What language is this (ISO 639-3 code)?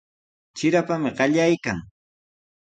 qws